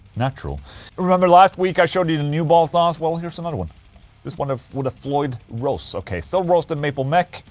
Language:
English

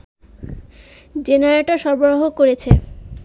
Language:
Bangla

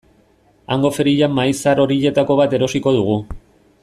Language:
Basque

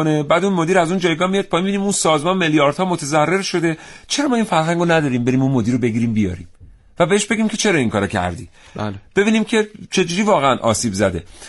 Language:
Persian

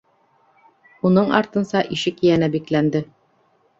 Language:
Bashkir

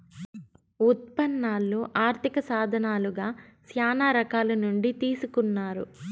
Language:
Telugu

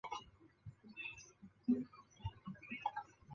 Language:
Chinese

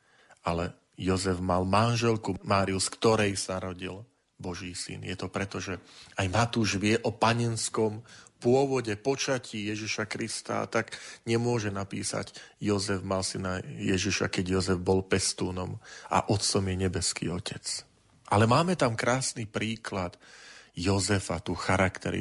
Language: Slovak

